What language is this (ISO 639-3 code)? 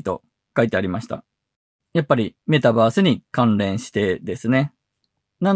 jpn